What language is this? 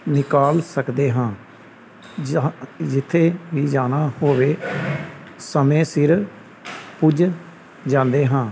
Punjabi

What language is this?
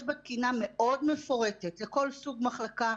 Hebrew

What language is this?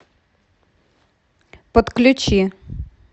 Russian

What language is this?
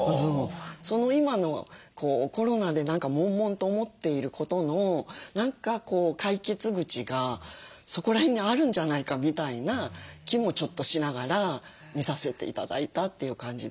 Japanese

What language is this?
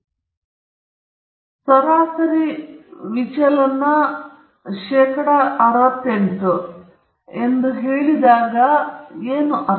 Kannada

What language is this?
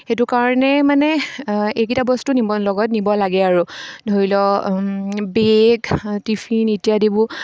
Assamese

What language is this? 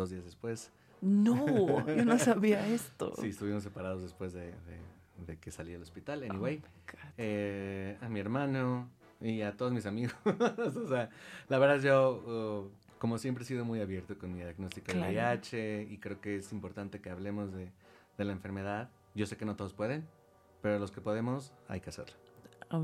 Spanish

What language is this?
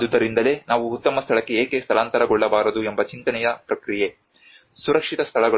Kannada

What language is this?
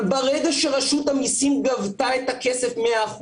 Hebrew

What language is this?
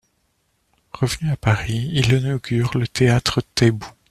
French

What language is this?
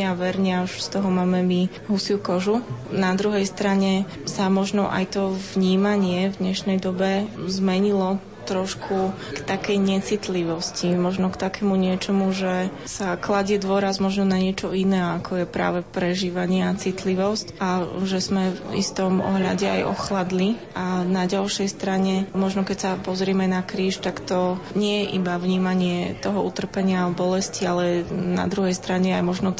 Slovak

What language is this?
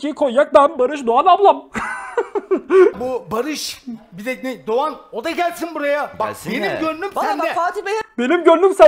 Turkish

